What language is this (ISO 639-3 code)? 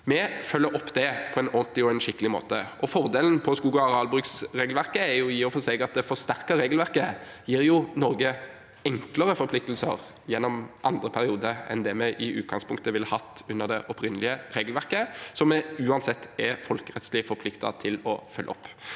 nor